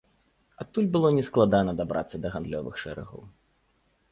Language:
Belarusian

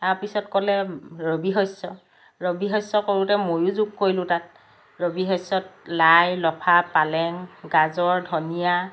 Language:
Assamese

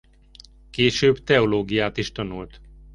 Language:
Hungarian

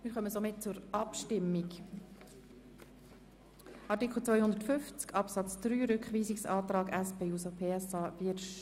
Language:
Swiss German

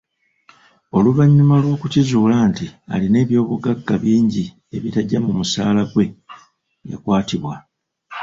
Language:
Ganda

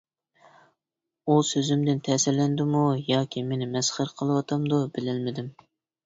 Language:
Uyghur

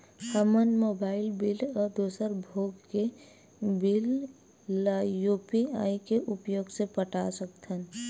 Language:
Chhattisgarhi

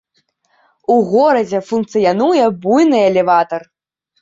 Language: Belarusian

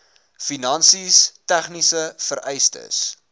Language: Afrikaans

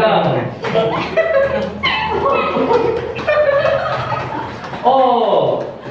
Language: Indonesian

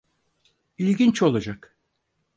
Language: Turkish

